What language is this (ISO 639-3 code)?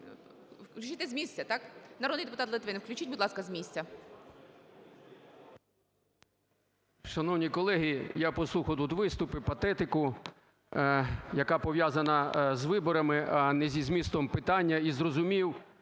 ukr